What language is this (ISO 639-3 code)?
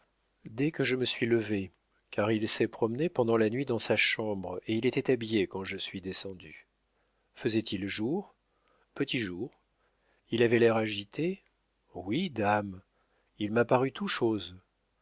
fra